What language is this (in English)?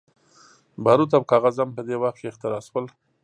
Pashto